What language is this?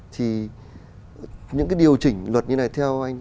Vietnamese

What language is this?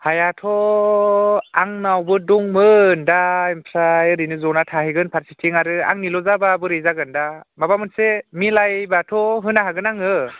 Bodo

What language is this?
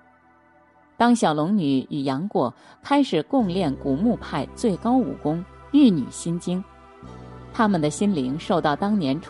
Chinese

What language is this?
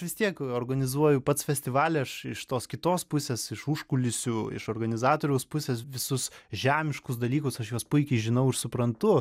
Lithuanian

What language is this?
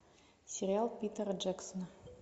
Russian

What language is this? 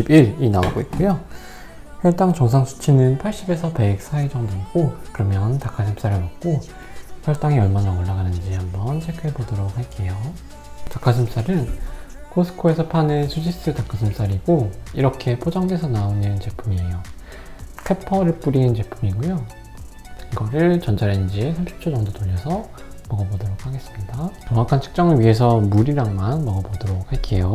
Korean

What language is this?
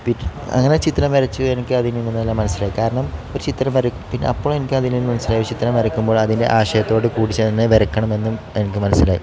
Malayalam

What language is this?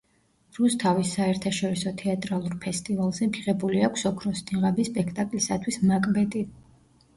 Georgian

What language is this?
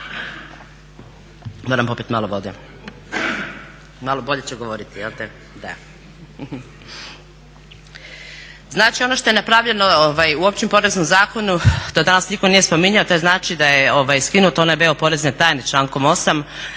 Croatian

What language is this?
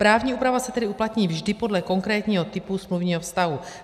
Czech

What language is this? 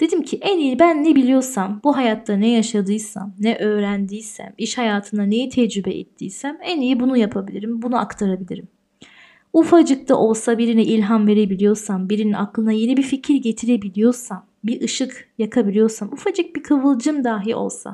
Turkish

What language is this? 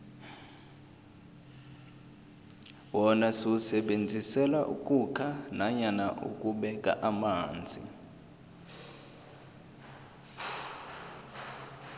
South Ndebele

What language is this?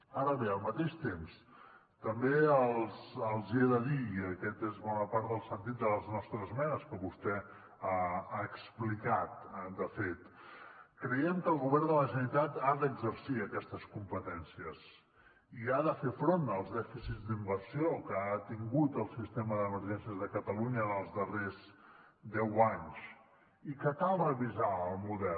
Catalan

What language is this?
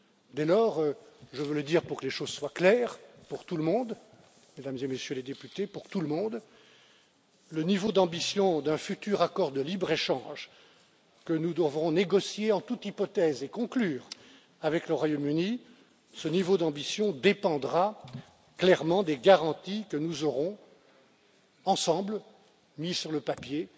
French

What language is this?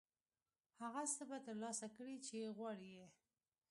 Pashto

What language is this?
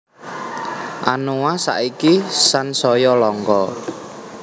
Javanese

